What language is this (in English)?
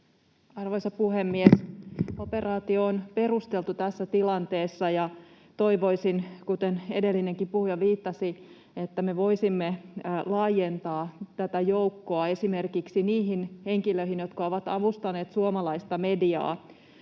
Finnish